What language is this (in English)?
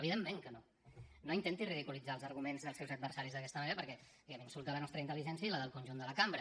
Catalan